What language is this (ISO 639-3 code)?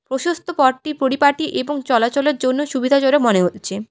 ben